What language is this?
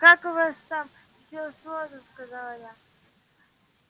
Russian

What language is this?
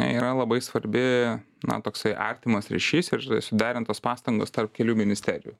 Lithuanian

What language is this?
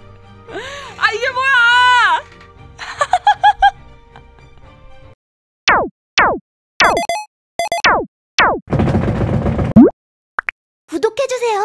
Korean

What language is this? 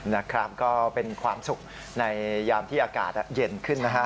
Thai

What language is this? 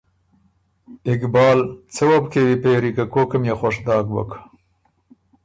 Ormuri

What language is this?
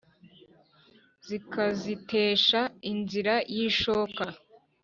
Kinyarwanda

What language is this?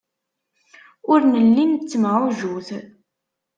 Kabyle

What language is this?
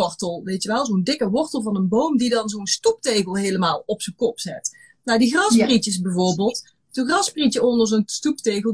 Dutch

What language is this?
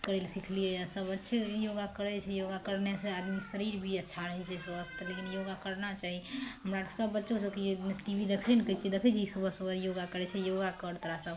Maithili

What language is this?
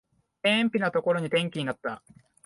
Japanese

